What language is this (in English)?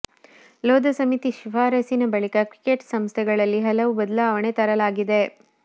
Kannada